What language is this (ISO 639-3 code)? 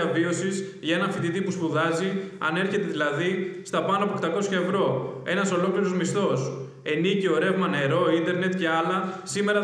ell